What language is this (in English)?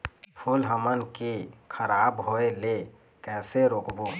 Chhattisgarhi